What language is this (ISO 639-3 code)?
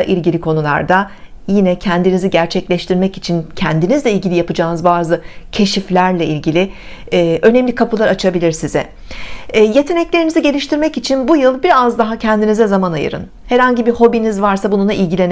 tur